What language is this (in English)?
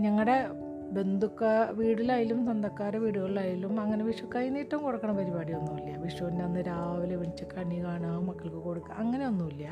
Malayalam